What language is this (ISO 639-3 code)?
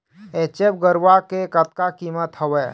hne